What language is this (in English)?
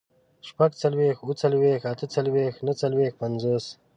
Pashto